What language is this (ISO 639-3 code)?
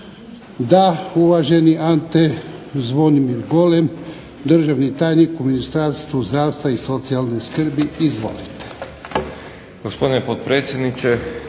hrv